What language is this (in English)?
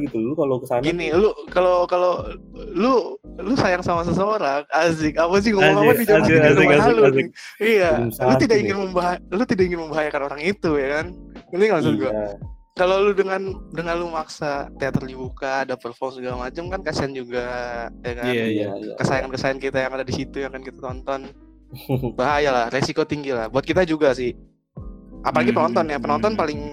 Indonesian